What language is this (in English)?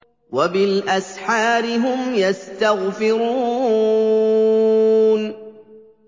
Arabic